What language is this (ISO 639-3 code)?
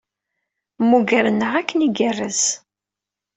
kab